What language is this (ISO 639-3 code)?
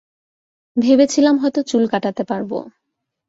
ben